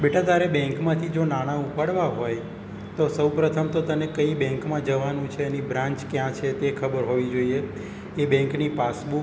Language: Gujarati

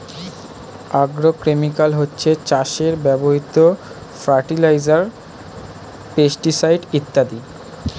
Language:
Bangla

